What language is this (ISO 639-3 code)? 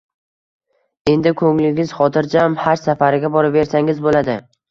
uzb